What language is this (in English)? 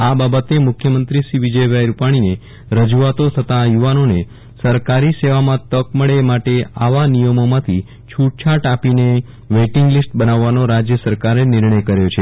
Gujarati